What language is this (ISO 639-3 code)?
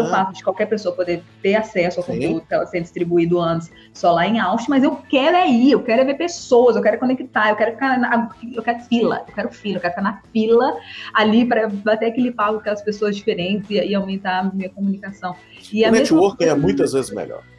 por